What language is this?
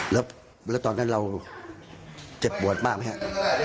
Thai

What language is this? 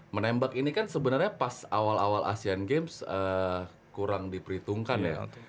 Indonesian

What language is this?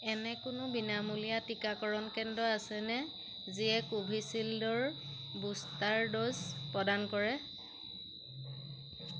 Assamese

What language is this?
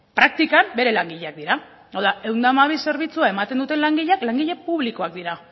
Basque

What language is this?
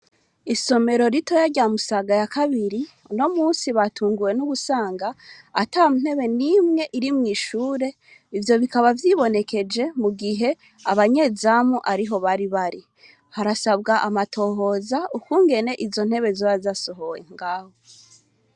Rundi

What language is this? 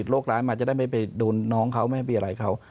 Thai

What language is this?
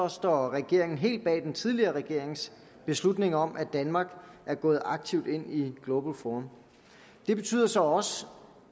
Danish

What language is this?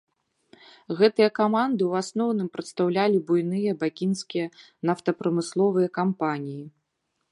Belarusian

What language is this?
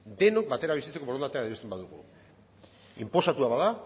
Basque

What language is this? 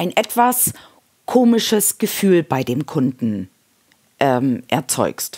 German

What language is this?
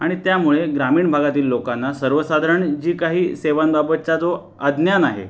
Marathi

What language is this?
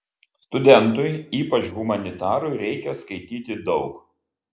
Lithuanian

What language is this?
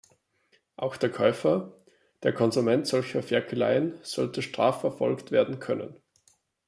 German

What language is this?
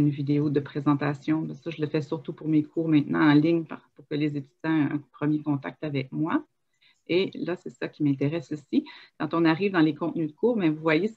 French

